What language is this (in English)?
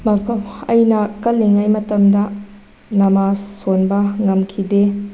Manipuri